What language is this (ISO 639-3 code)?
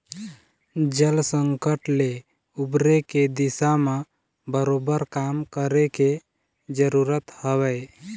hne